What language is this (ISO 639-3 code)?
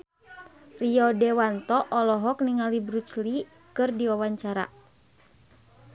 sun